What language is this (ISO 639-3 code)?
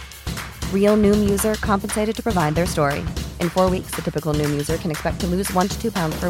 fil